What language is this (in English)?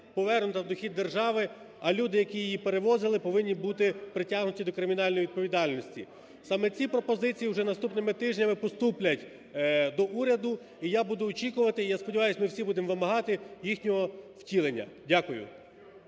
Ukrainian